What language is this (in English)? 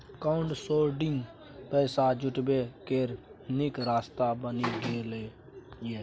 Maithili